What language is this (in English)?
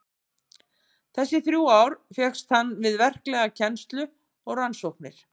Icelandic